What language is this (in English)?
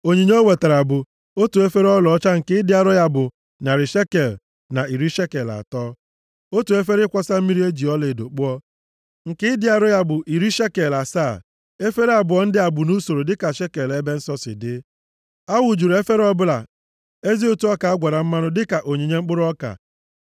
Igbo